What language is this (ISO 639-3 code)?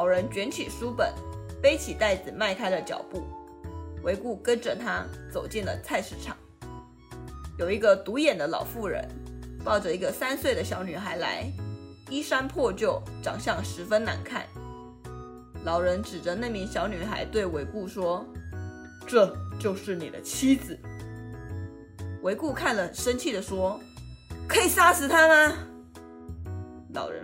zho